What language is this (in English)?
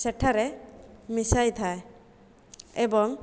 Odia